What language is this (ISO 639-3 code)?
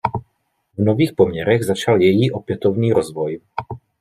ces